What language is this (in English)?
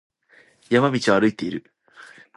Japanese